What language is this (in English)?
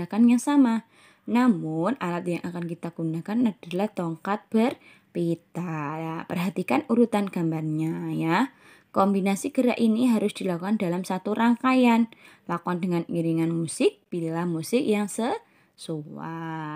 Indonesian